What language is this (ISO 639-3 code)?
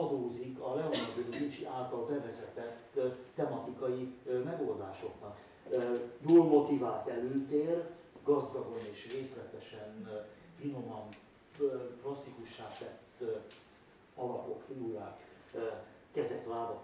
hun